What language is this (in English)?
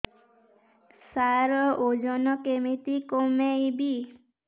Odia